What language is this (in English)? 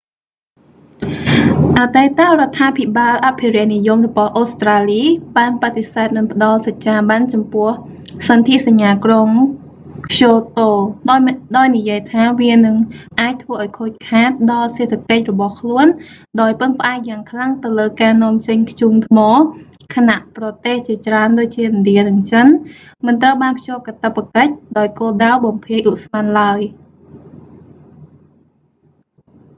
Khmer